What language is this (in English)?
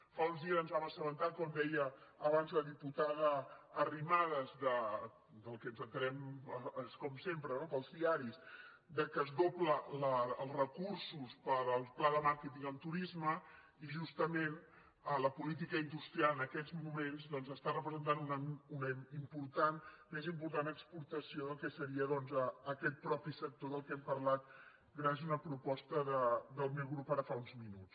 Catalan